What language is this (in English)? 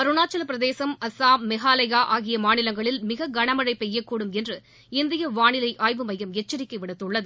Tamil